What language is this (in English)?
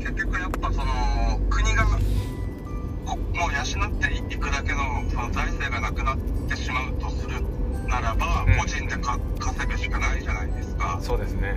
Japanese